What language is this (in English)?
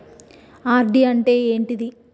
Telugu